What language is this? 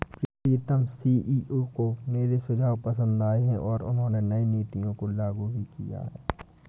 Hindi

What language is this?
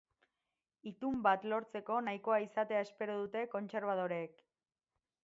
Basque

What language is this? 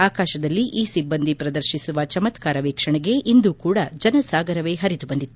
Kannada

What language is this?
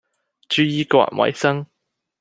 Cantonese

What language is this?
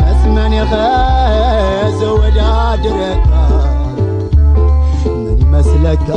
Arabic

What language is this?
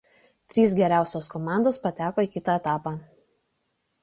Lithuanian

